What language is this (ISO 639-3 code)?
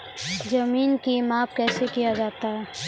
mai